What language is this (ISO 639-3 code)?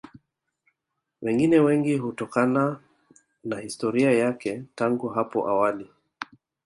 swa